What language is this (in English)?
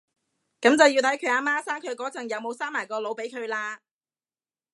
Cantonese